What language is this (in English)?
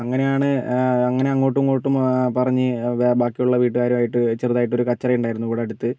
Malayalam